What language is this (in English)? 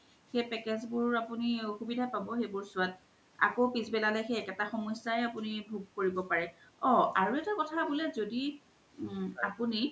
Assamese